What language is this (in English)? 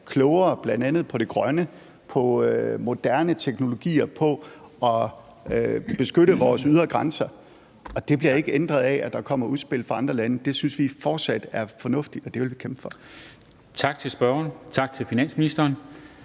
Danish